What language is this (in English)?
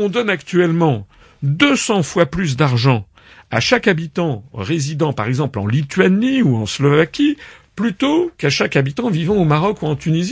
French